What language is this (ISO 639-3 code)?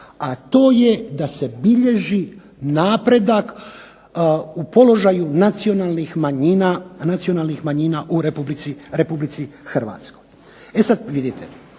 hrv